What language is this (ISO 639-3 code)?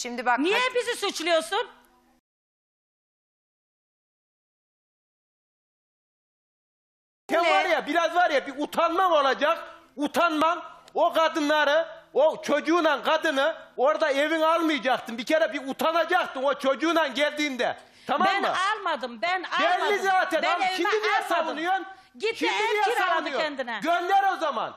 tur